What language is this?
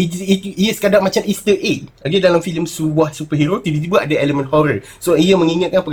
Malay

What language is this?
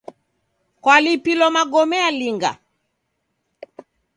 Taita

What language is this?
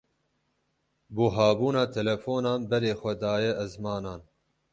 Kurdish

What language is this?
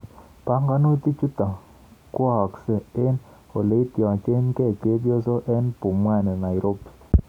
Kalenjin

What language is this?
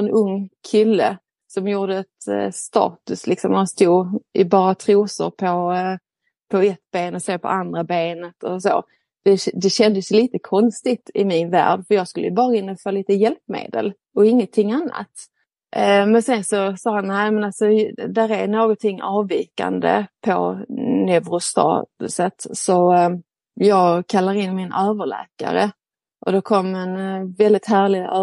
Swedish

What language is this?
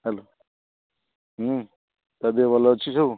Odia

